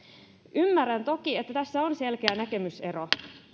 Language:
Finnish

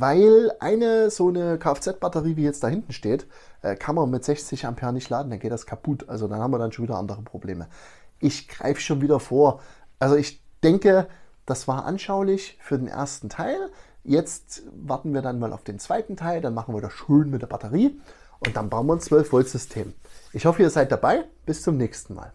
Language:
German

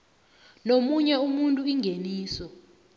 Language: South Ndebele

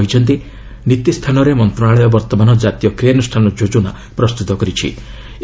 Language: Odia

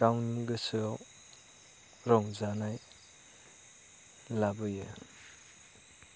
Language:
Bodo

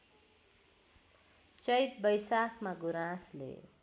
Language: Nepali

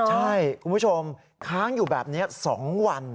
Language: Thai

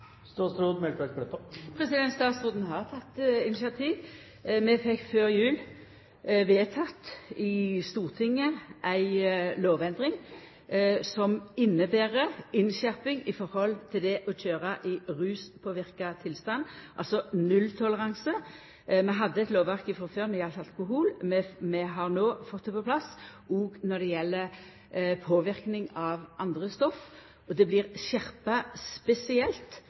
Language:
Norwegian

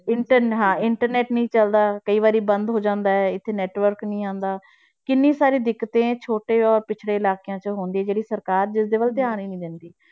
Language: Punjabi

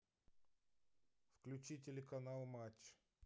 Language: Russian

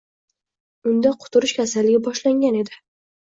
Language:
Uzbek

